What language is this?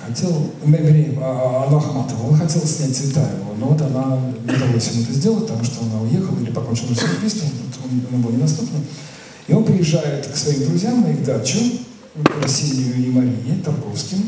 Russian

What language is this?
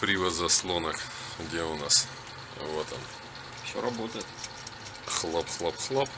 Russian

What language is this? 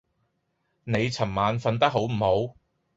Cantonese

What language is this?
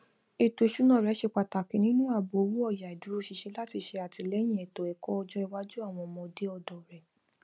Yoruba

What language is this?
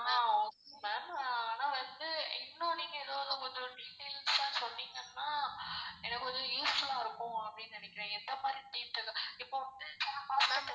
Tamil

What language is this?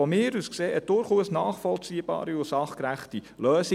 Swiss German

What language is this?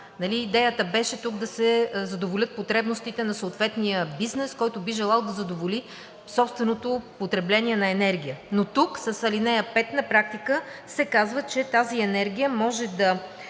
Bulgarian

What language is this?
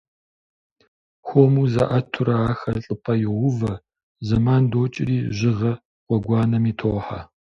Kabardian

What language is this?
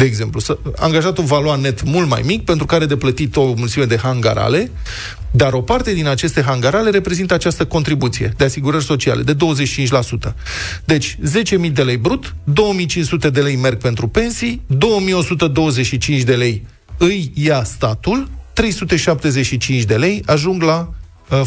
Romanian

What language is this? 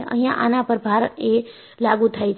Gujarati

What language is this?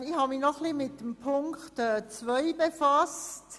Swiss German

